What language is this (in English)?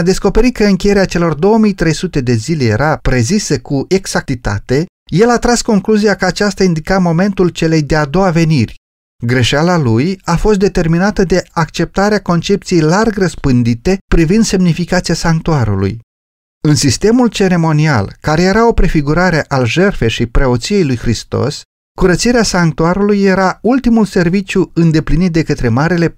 Romanian